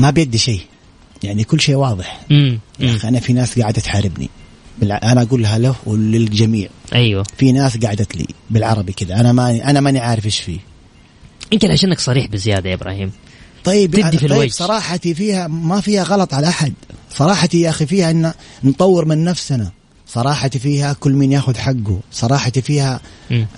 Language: Arabic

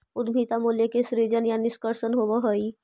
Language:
Magahi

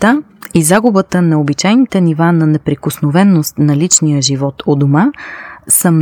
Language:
Bulgarian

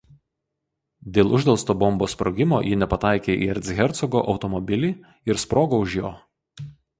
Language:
Lithuanian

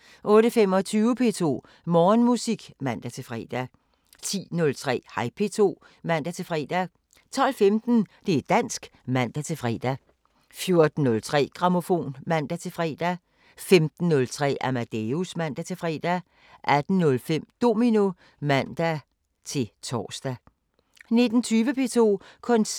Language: Danish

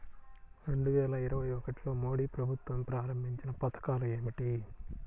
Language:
Telugu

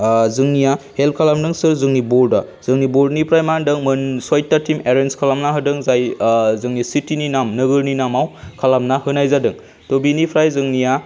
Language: Bodo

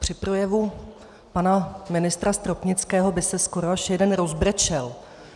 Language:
Czech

